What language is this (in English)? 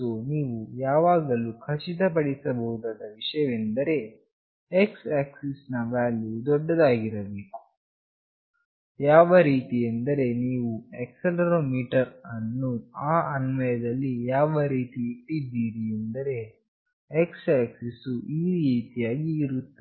Kannada